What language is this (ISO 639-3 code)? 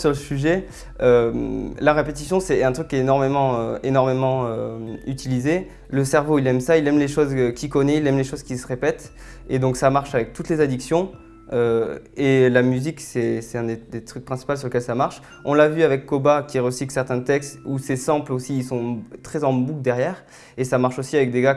fra